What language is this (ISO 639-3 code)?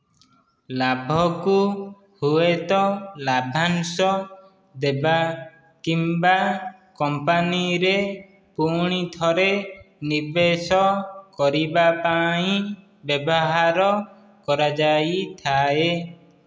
ori